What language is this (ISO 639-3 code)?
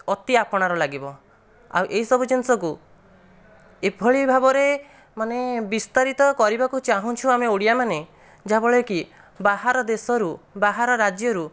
ori